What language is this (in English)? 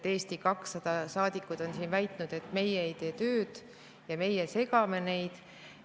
Estonian